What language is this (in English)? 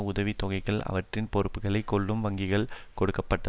Tamil